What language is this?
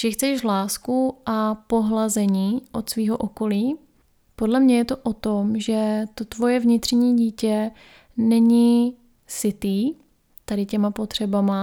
Czech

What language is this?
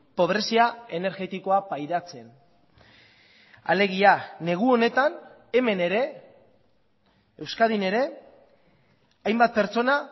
Basque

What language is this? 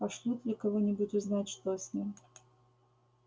Russian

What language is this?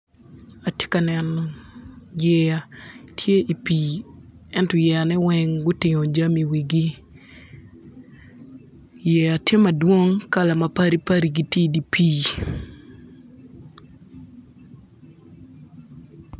Acoli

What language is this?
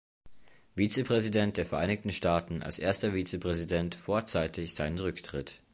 German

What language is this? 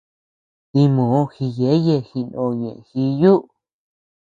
Tepeuxila Cuicatec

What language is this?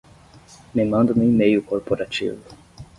Portuguese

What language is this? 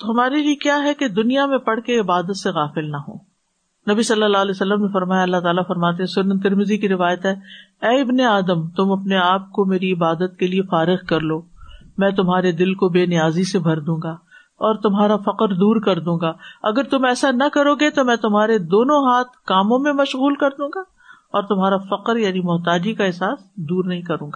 Urdu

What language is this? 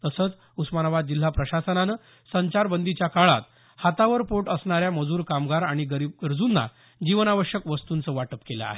Marathi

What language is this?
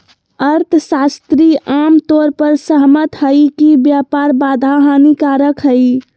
Magahi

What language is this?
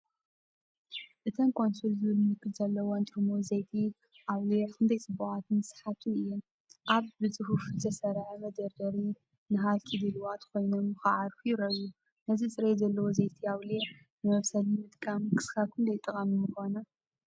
Tigrinya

